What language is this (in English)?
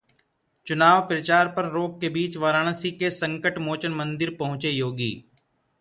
Hindi